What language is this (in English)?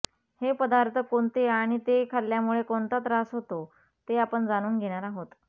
Marathi